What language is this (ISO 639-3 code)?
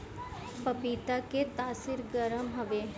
bho